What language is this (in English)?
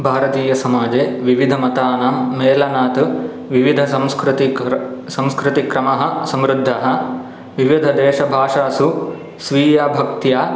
Sanskrit